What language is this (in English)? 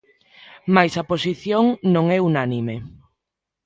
Galician